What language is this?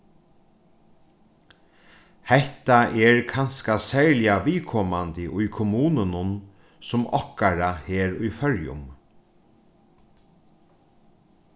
Faroese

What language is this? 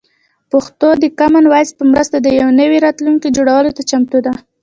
Pashto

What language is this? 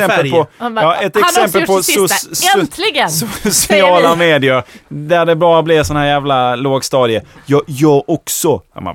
Swedish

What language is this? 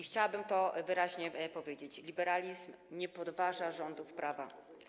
Polish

